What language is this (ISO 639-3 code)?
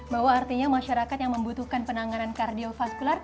ind